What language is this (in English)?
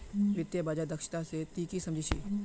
Magahi